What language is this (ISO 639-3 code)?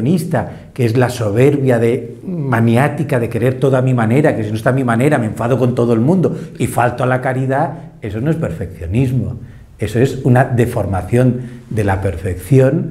spa